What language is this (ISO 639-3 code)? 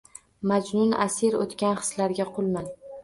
uzb